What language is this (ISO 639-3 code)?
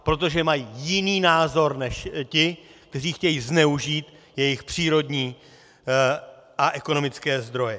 ces